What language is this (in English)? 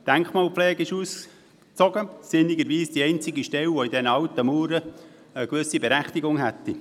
Swiss German